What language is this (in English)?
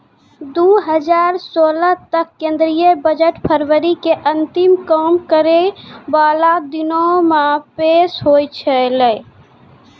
Maithili